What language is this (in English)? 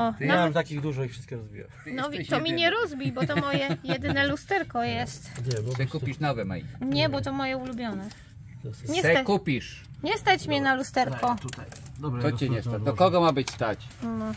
Polish